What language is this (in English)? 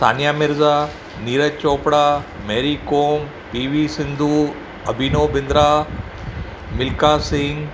Sindhi